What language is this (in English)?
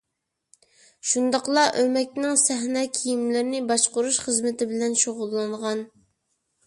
Uyghur